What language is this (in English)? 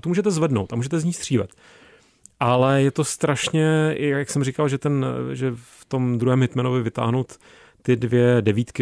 Czech